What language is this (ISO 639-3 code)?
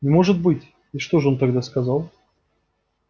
rus